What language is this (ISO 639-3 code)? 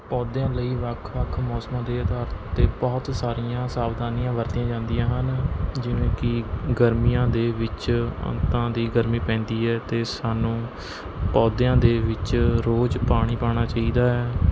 pan